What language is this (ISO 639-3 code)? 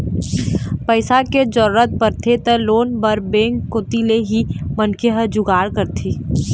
hne